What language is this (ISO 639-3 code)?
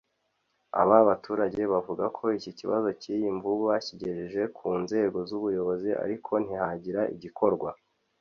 kin